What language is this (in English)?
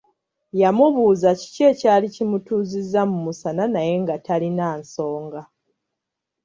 Ganda